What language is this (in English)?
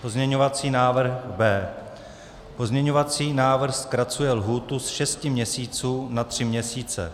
Czech